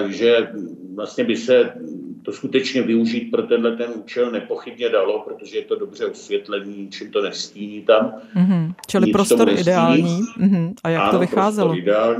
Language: Czech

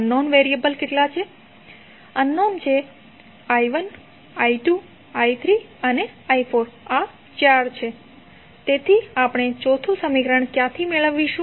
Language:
Gujarati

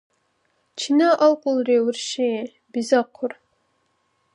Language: Dargwa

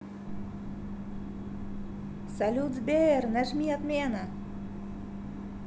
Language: Russian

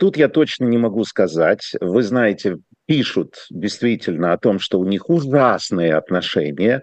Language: Russian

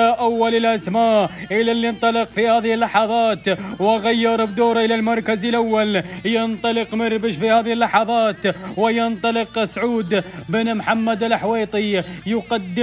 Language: Arabic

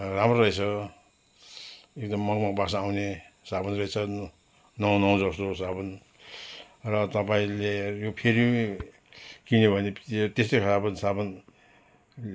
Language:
Nepali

